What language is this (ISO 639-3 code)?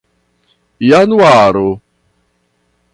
epo